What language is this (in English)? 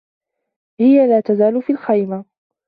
Arabic